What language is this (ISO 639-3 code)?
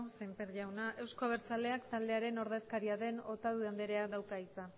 eus